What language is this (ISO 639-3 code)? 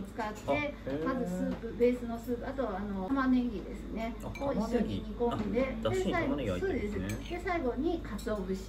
jpn